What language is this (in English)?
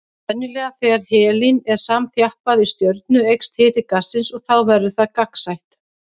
Icelandic